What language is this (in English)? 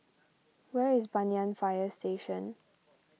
English